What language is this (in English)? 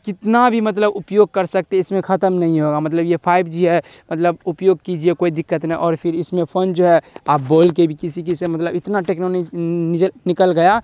Urdu